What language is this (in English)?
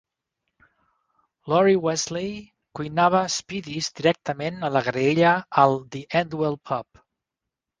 Catalan